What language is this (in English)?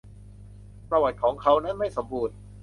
Thai